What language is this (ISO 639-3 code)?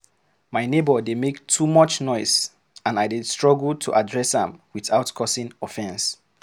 pcm